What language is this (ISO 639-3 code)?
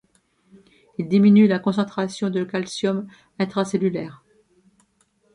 fra